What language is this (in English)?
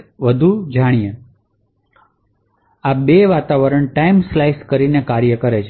Gujarati